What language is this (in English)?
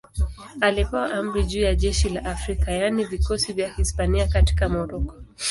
Swahili